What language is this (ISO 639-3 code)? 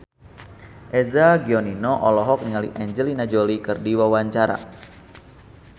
sun